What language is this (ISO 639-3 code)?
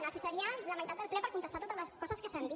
cat